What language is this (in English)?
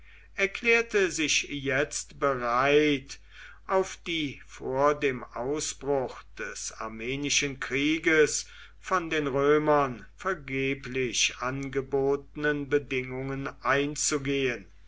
German